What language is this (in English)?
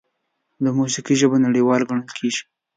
Pashto